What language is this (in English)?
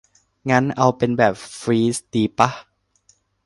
Thai